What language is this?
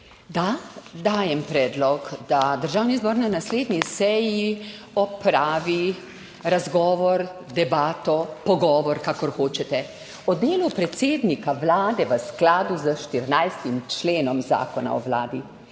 Slovenian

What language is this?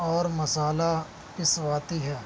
Urdu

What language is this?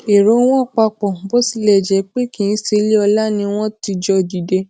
Yoruba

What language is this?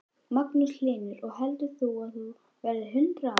Icelandic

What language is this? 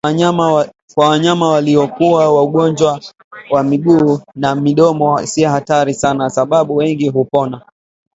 Swahili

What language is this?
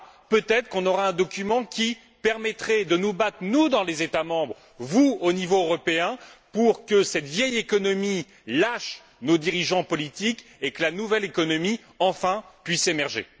French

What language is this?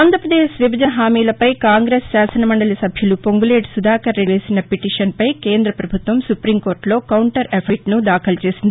Telugu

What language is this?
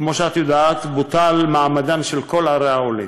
Hebrew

